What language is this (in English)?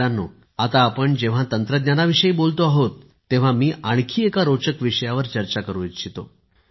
Marathi